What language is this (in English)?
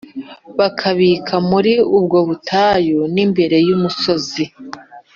Kinyarwanda